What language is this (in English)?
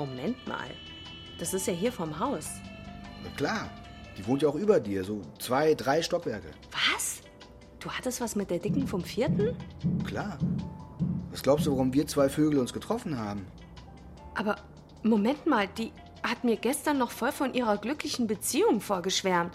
German